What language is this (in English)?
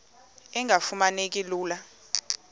Xhosa